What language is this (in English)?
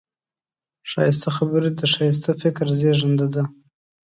Pashto